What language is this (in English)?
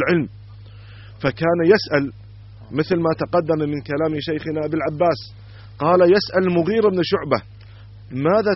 Arabic